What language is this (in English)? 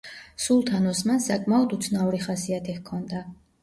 Georgian